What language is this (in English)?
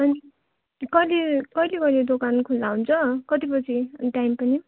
Nepali